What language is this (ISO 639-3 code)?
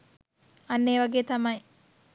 sin